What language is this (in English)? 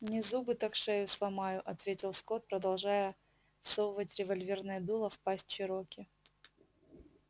Russian